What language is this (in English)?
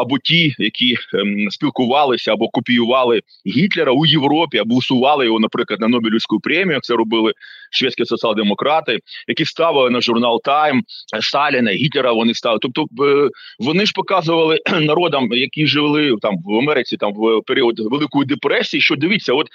Ukrainian